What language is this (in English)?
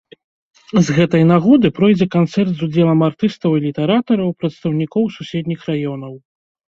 Belarusian